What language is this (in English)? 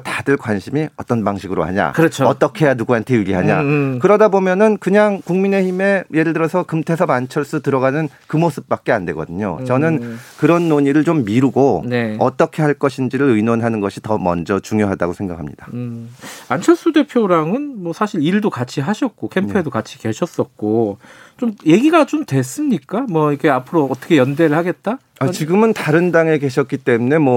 Korean